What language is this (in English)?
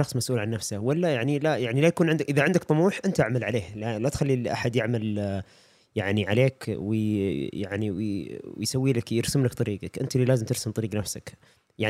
Arabic